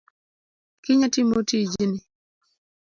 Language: Luo (Kenya and Tanzania)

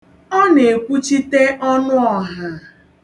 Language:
Igbo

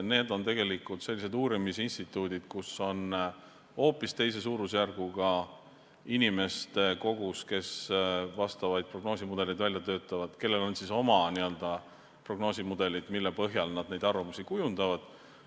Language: Estonian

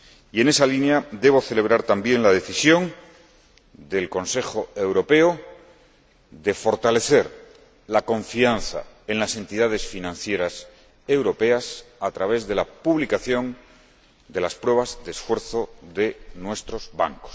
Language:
Spanish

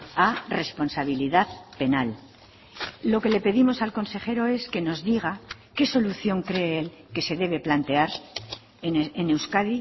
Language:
Spanish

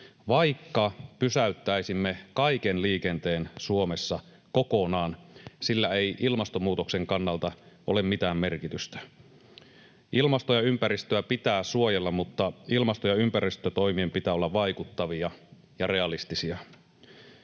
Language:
Finnish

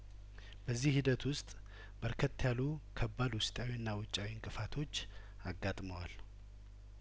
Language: Amharic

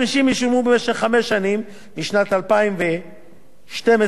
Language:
Hebrew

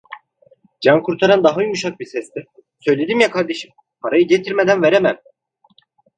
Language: Turkish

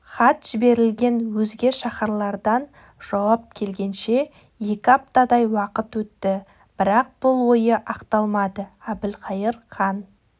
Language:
Kazakh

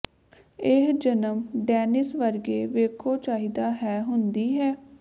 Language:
Punjabi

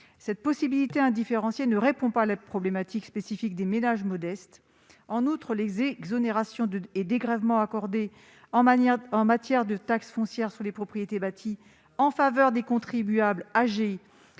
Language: French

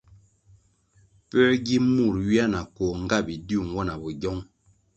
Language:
Kwasio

